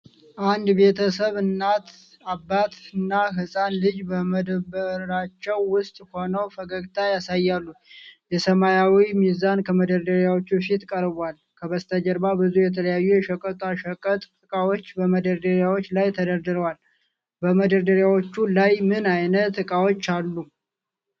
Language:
Amharic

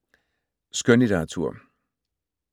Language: Danish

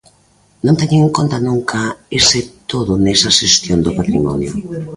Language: Galician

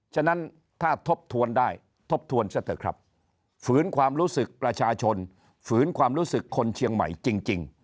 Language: Thai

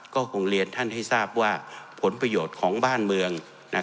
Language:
Thai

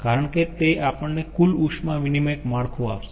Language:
Gujarati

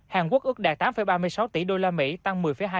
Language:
Vietnamese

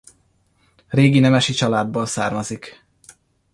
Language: Hungarian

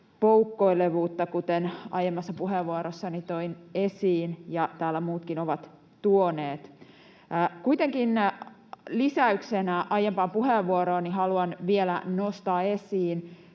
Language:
Finnish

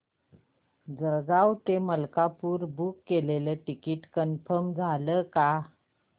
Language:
Marathi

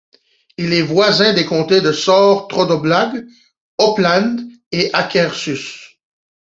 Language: French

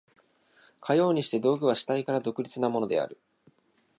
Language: Japanese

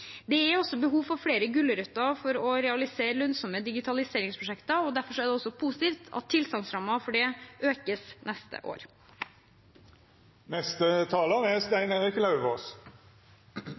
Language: Norwegian Bokmål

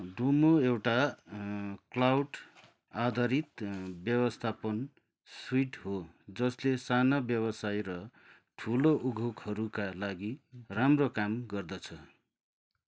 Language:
Nepali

